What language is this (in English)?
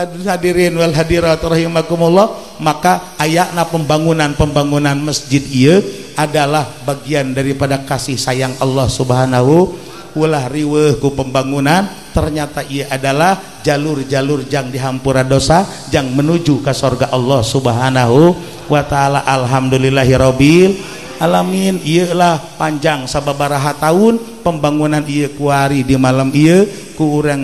Indonesian